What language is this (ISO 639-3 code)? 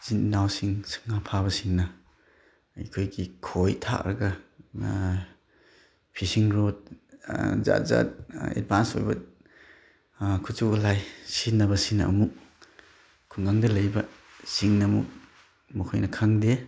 mni